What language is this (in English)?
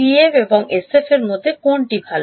Bangla